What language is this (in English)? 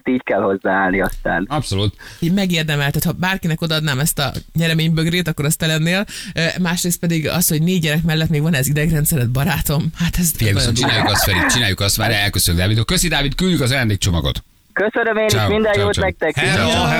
Hungarian